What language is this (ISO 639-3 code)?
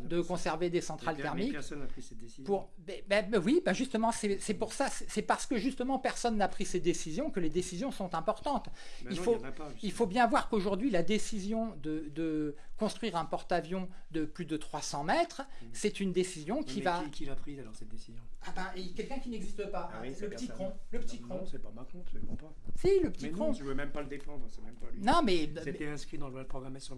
fra